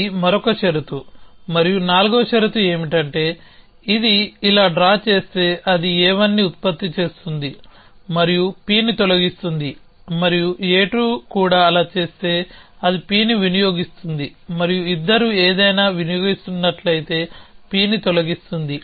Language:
Telugu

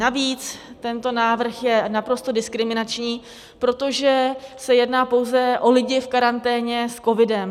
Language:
Czech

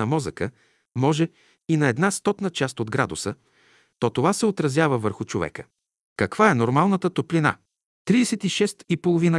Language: Bulgarian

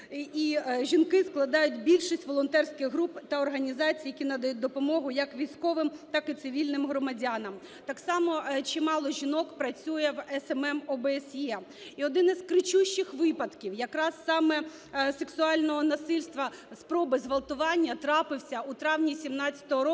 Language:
Ukrainian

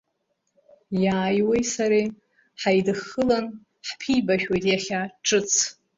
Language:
Abkhazian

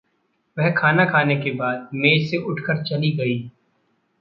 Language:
Hindi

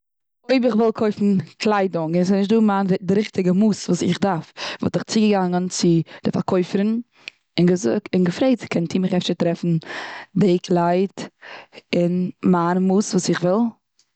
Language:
Yiddish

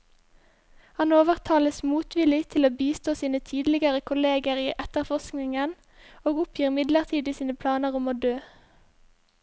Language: Norwegian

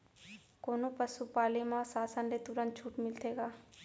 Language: Chhattisgarhi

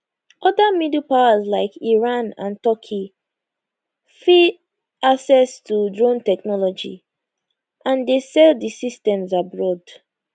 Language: Nigerian Pidgin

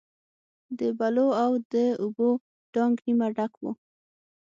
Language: Pashto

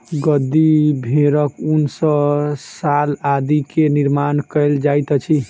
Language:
Maithili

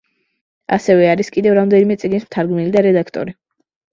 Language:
Georgian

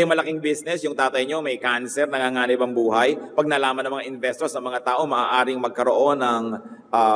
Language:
Filipino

